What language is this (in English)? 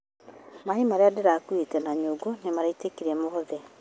Kikuyu